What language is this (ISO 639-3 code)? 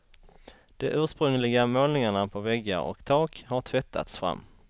swe